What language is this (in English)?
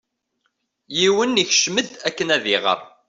Kabyle